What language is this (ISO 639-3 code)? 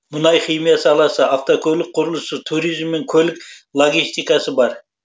kaz